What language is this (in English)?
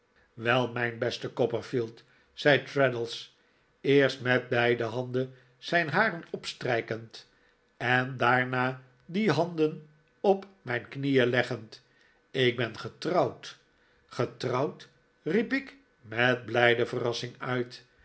Dutch